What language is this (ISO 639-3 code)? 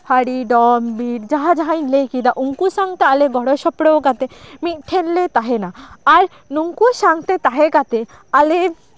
sat